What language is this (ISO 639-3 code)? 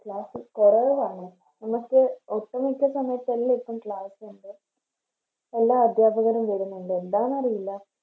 mal